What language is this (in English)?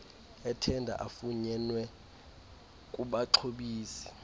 Xhosa